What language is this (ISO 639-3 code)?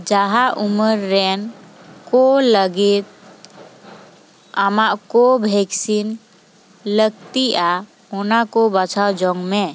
sat